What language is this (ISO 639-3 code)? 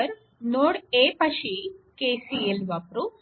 mar